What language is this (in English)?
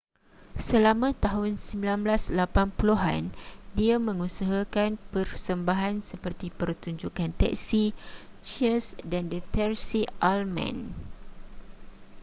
Malay